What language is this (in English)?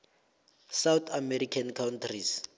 South Ndebele